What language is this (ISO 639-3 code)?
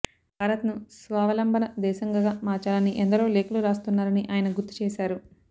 tel